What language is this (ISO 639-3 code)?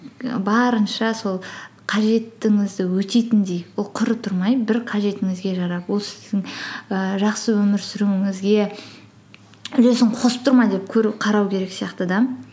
kaz